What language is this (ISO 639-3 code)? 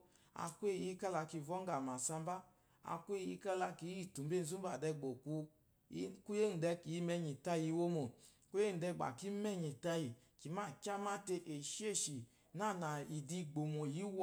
afo